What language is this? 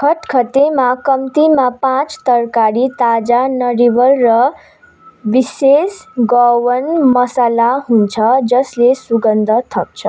Nepali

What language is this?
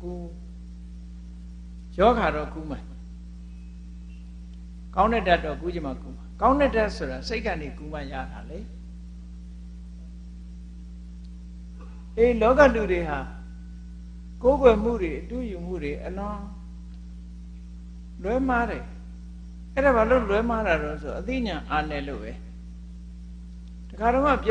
English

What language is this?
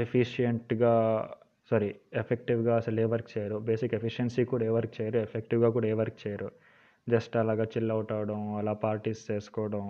Telugu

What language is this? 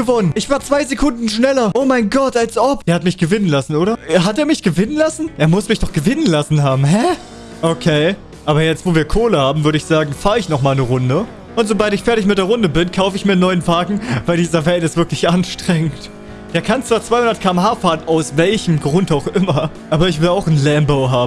German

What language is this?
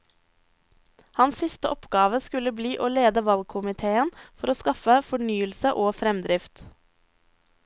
Norwegian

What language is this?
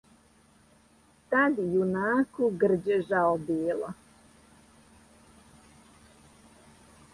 Serbian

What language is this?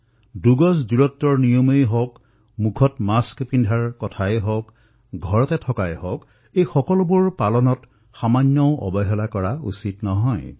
Assamese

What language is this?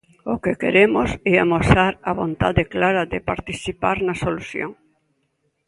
Galician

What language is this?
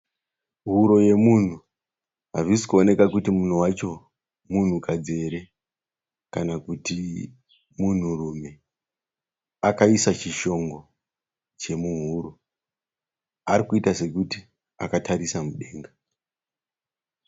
Shona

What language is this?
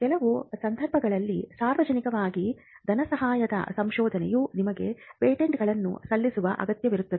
Kannada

